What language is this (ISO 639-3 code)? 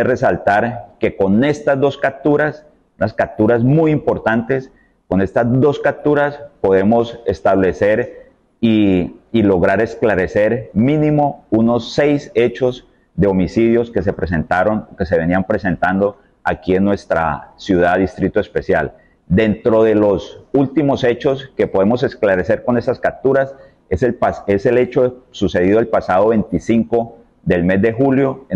spa